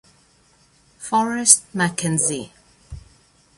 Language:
Italian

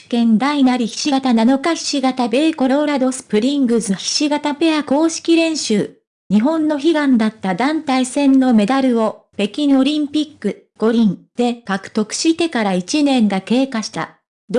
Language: Japanese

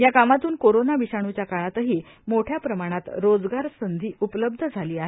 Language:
Marathi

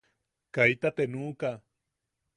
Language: Yaqui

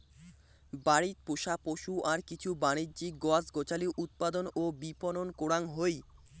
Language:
Bangla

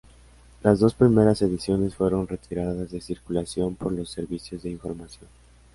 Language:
Spanish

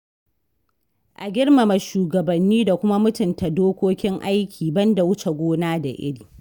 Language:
Hausa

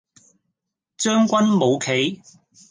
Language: Cantonese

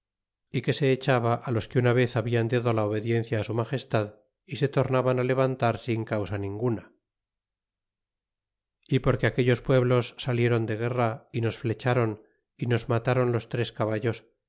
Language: Spanish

